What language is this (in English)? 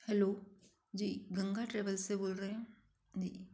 Hindi